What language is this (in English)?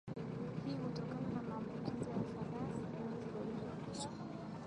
Swahili